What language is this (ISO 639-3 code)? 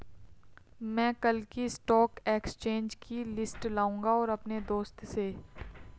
hin